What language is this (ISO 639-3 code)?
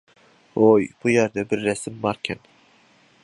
uig